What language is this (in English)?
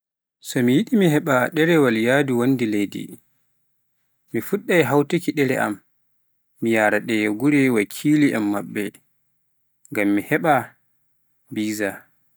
Pular